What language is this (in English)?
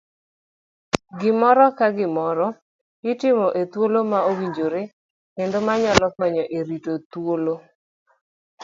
Luo (Kenya and Tanzania)